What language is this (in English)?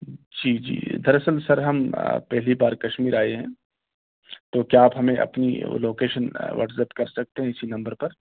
Urdu